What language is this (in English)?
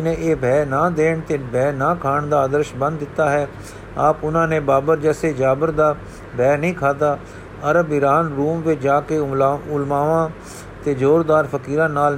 Punjabi